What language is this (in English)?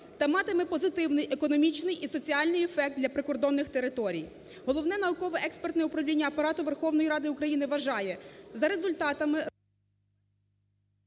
Ukrainian